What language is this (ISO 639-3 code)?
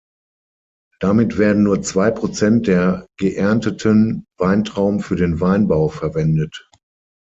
deu